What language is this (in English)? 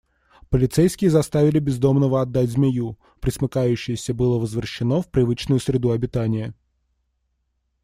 Russian